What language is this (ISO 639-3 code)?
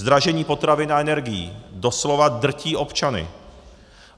ces